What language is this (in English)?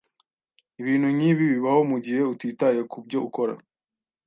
Kinyarwanda